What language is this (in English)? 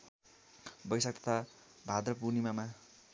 Nepali